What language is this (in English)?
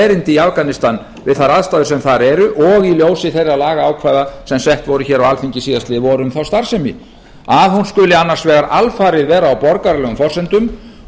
Icelandic